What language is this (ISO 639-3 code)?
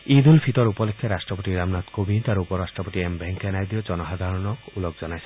asm